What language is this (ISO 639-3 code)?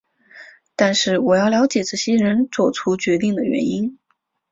zho